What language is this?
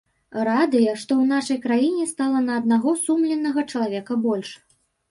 Belarusian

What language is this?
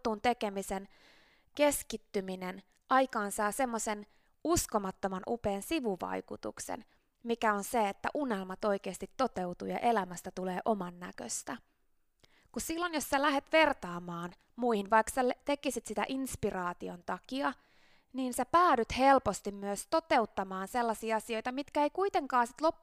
Finnish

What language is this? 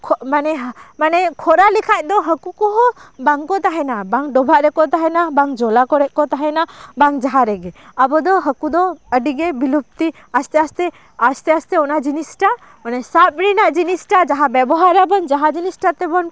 Santali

